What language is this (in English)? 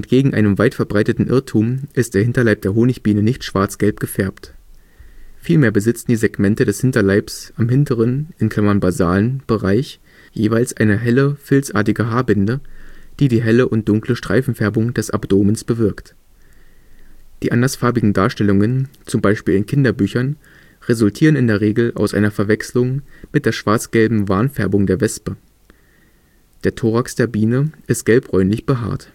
German